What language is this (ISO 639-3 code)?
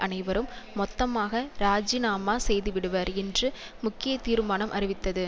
tam